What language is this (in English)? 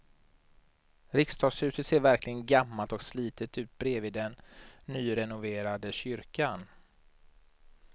Swedish